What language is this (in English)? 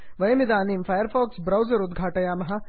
Sanskrit